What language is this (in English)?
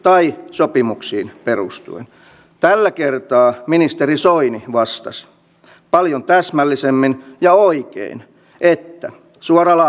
Finnish